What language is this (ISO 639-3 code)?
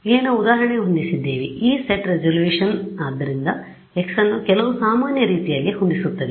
kan